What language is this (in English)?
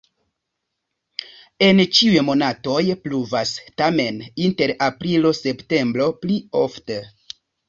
Esperanto